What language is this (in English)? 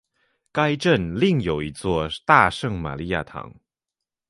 Chinese